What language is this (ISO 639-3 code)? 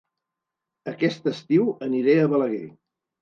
cat